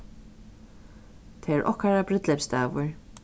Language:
Faroese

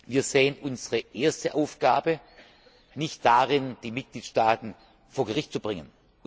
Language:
German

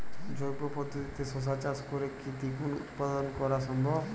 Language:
Bangla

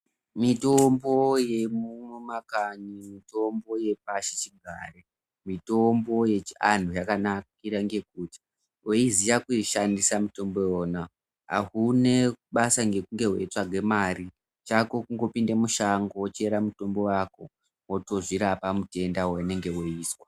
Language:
Ndau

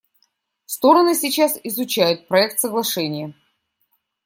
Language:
Russian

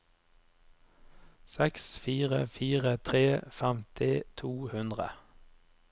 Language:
Norwegian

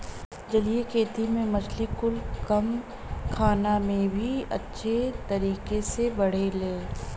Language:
Bhojpuri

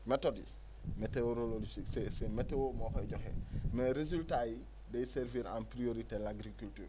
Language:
Wolof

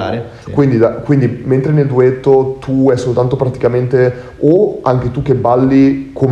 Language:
Italian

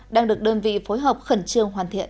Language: Vietnamese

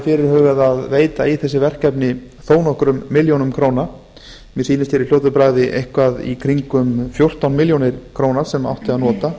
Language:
Icelandic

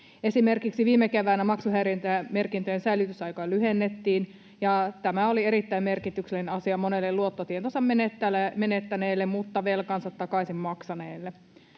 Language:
Finnish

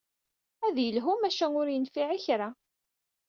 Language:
Kabyle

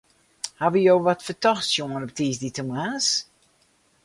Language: Western Frisian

